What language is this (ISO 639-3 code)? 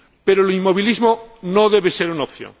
spa